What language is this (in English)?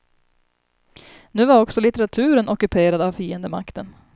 Swedish